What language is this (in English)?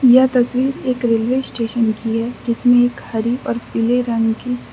Hindi